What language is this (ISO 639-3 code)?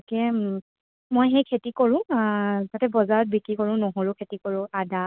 asm